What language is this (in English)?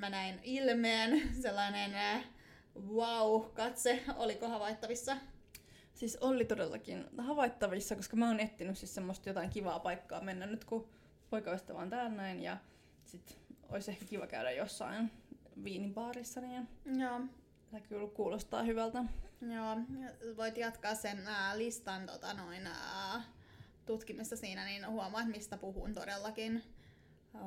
Finnish